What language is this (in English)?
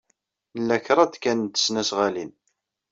Kabyle